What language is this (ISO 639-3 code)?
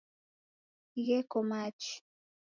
dav